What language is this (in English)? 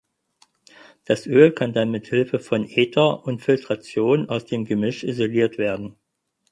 German